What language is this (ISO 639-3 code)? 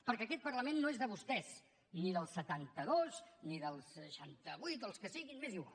cat